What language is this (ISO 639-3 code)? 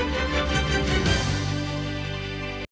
ukr